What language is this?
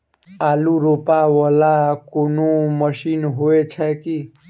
Maithili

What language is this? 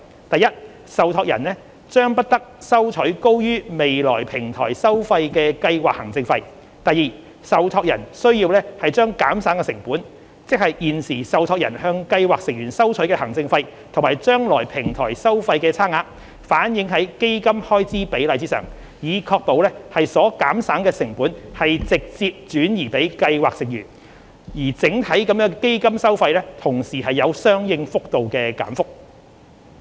Cantonese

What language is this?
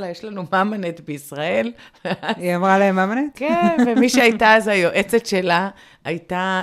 Hebrew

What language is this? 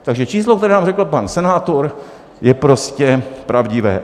Czech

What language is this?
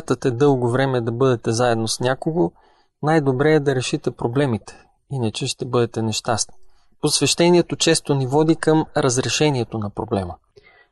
Bulgarian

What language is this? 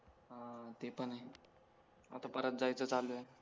Marathi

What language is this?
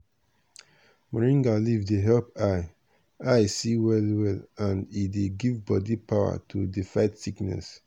Nigerian Pidgin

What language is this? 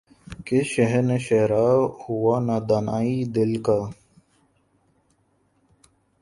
Urdu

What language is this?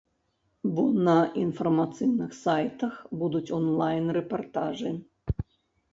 Belarusian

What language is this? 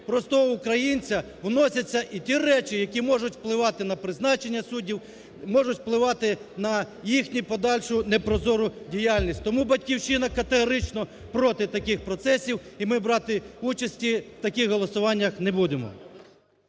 Ukrainian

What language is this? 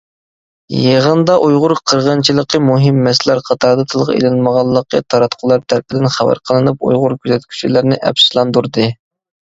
Uyghur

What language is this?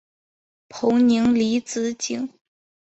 Chinese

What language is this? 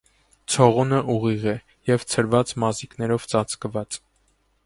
Armenian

